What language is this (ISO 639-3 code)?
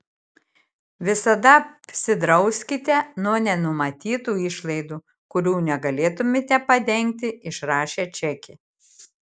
lit